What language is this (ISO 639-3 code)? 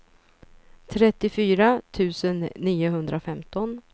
swe